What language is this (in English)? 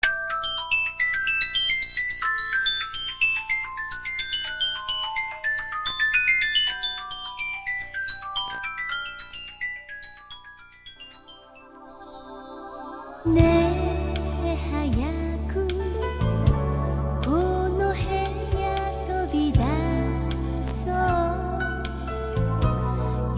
English